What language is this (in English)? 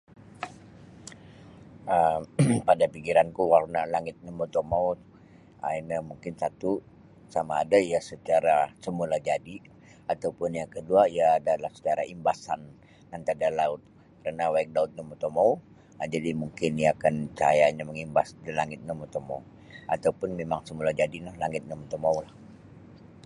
Sabah Bisaya